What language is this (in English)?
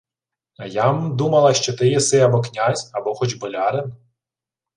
Ukrainian